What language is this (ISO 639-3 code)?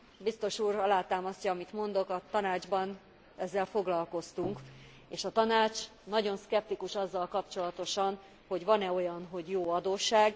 hun